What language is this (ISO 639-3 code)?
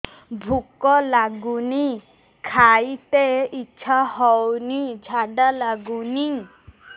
ori